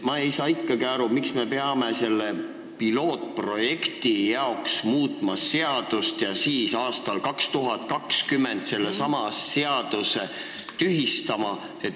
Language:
Estonian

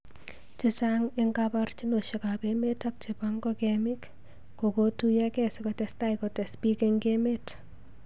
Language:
Kalenjin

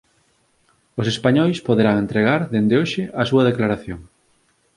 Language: Galician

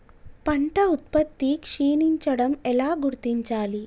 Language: Telugu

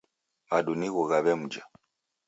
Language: Taita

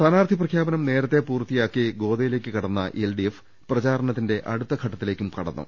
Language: Malayalam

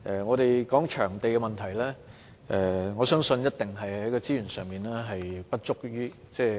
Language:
Cantonese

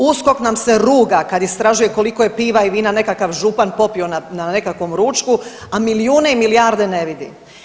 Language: Croatian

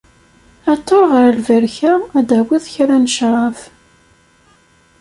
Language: Kabyle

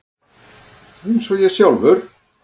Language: Icelandic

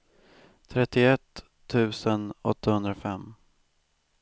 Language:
Swedish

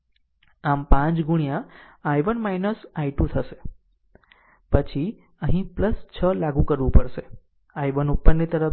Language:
Gujarati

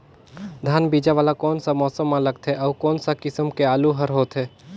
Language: Chhattisgarhi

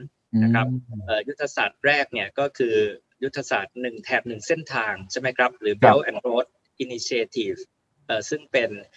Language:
Thai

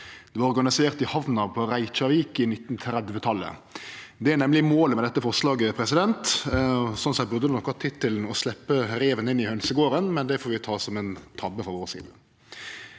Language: Norwegian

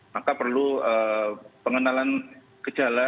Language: Indonesian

